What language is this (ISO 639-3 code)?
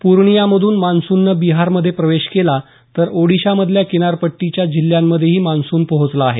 mar